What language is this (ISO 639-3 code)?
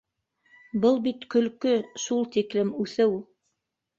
bak